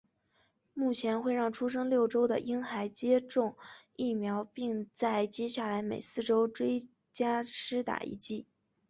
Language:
Chinese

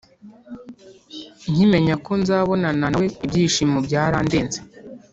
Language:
Kinyarwanda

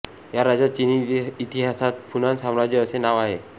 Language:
Marathi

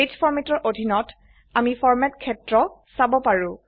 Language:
Assamese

